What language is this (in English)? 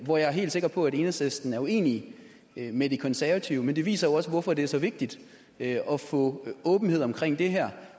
Danish